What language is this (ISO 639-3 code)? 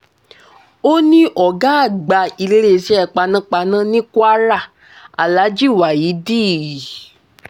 yor